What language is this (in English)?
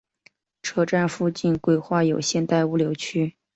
Chinese